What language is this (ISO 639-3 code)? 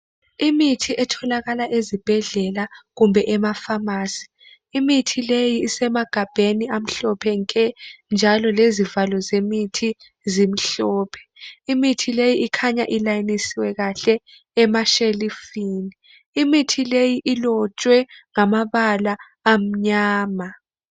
nde